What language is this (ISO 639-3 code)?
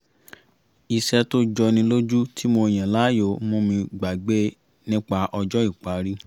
yor